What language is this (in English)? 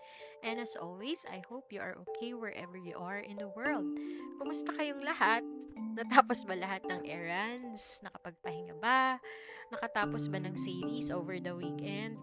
Filipino